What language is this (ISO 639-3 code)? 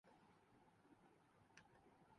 urd